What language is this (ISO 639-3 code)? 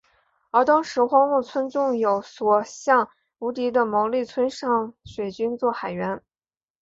zho